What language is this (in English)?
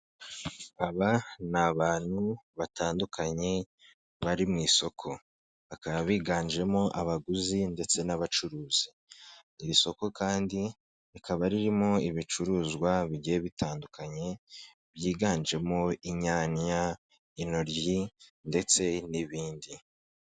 Kinyarwanda